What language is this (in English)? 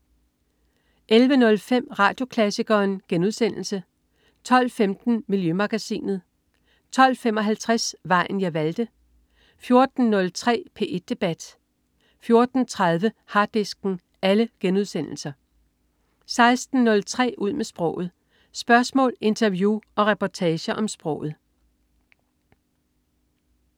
Danish